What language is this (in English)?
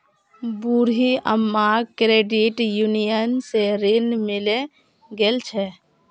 Magahi